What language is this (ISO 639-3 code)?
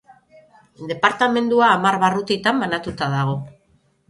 eus